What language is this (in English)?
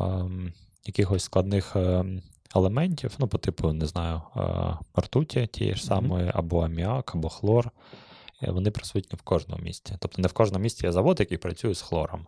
Ukrainian